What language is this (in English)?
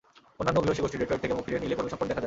Bangla